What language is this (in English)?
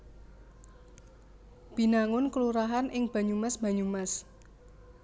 Javanese